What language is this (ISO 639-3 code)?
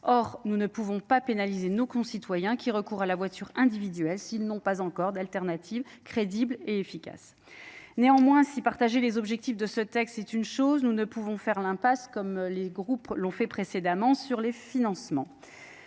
fra